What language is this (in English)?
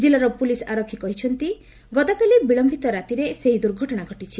Odia